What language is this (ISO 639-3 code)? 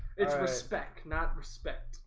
eng